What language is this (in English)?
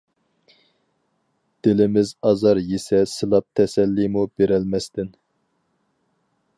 Uyghur